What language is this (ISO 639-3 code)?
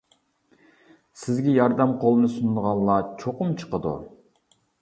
uig